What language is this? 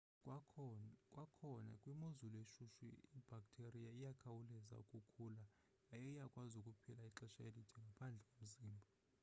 Xhosa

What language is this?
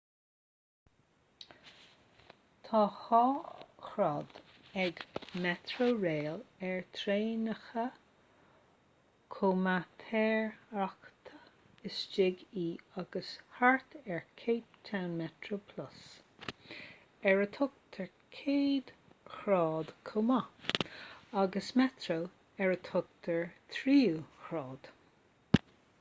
Irish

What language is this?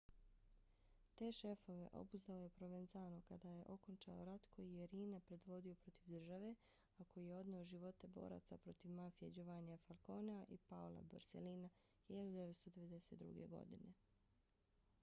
Bosnian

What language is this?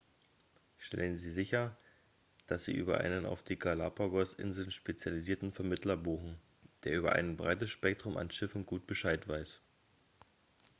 German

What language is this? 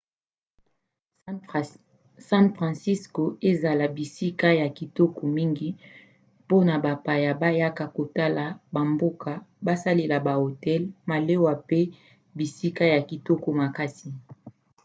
Lingala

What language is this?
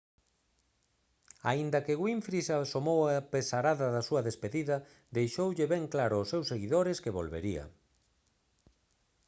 Galician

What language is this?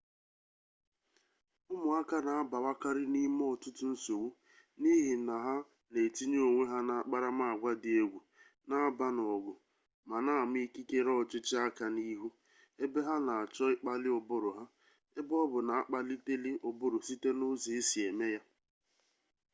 Igbo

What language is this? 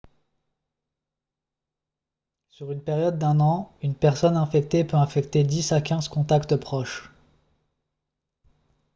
French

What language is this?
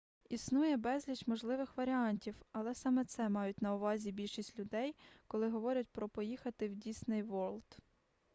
Ukrainian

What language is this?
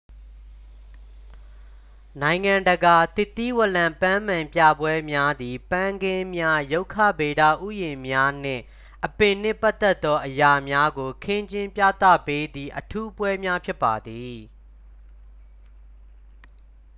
Burmese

